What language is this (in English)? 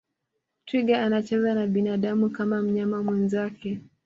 Swahili